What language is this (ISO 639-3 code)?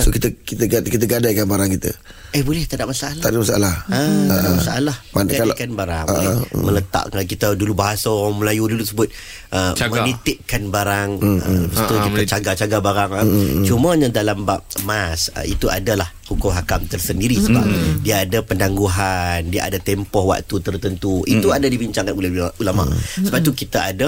msa